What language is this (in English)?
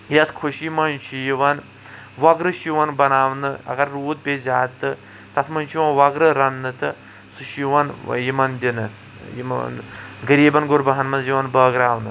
Kashmiri